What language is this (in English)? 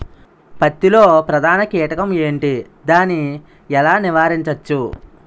Telugu